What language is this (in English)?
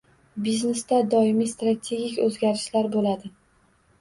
Uzbek